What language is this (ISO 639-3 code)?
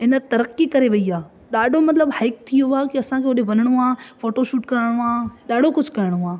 snd